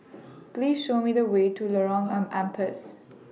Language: English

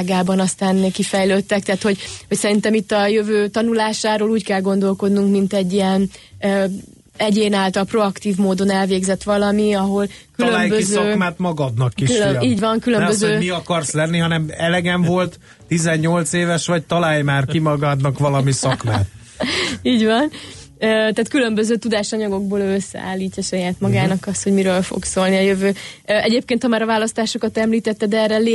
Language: Hungarian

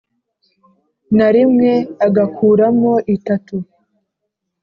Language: Kinyarwanda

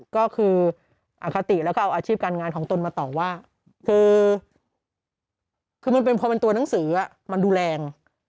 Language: Thai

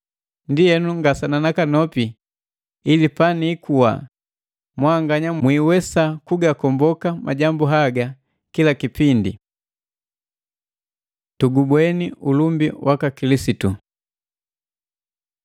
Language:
Matengo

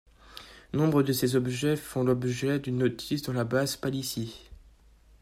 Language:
French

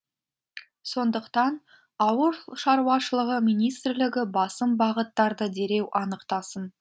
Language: Kazakh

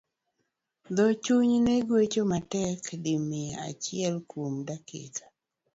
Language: Luo (Kenya and Tanzania)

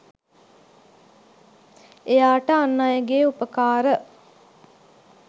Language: Sinhala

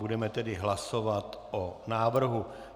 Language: Czech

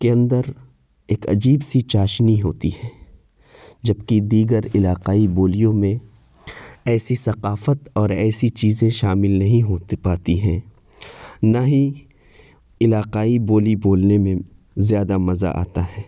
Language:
Urdu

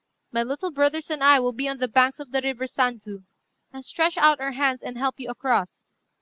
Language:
English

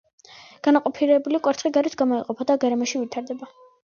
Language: Georgian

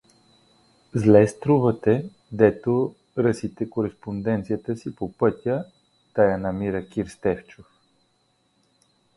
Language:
Bulgarian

